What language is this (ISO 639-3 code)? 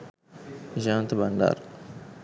sin